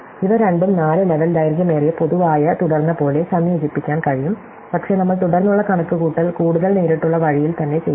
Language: Malayalam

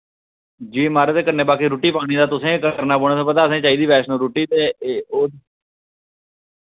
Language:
Dogri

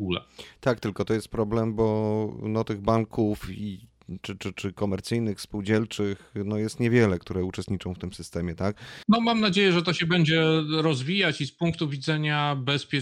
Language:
Polish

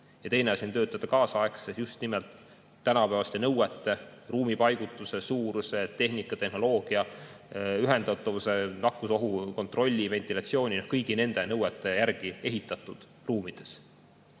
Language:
Estonian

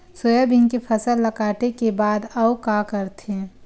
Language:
Chhattisgarhi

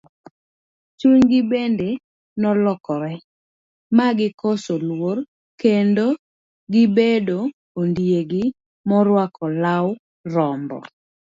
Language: Luo (Kenya and Tanzania)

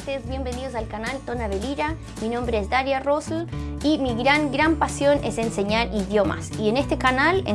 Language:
Spanish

